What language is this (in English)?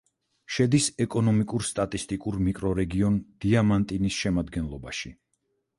Georgian